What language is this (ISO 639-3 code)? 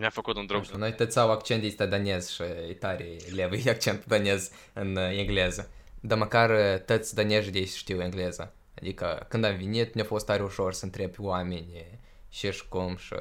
ron